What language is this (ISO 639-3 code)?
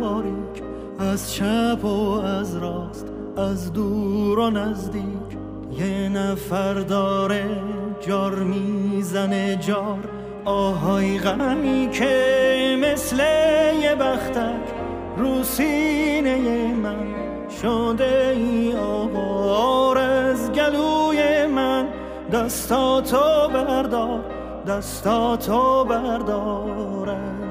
fas